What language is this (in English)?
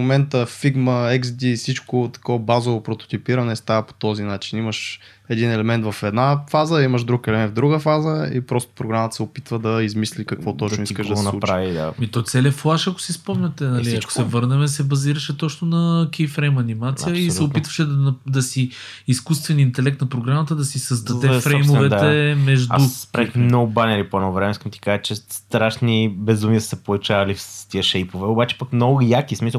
Bulgarian